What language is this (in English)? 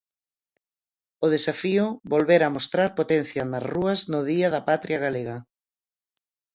Galician